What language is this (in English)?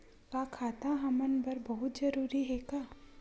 Chhattisgarhi